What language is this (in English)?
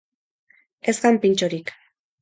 Basque